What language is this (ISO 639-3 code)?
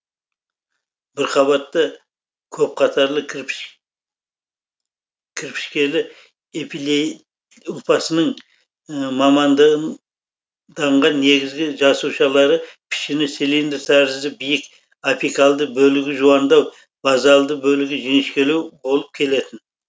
kaz